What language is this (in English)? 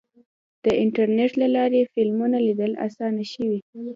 Pashto